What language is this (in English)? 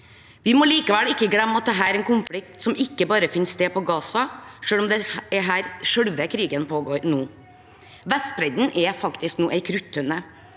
Norwegian